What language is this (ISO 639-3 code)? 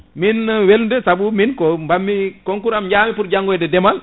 ful